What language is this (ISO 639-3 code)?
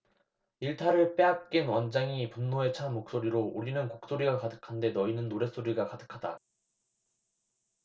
kor